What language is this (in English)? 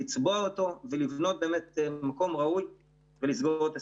Hebrew